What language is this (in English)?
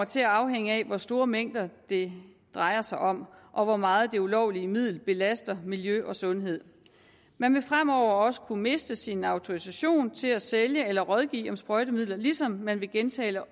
Danish